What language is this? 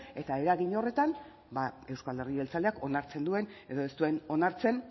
Basque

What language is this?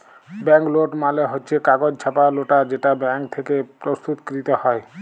Bangla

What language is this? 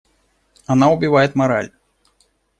Russian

